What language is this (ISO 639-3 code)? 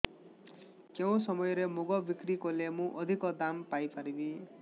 ori